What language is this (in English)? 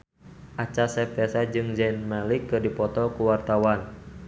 Sundanese